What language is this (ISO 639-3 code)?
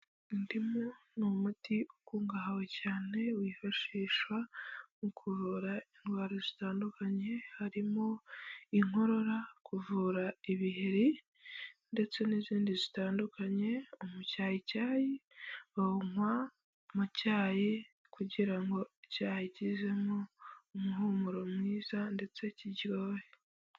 kin